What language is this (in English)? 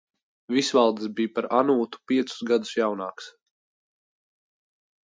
Latvian